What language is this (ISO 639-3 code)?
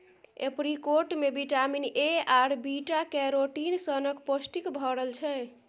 mai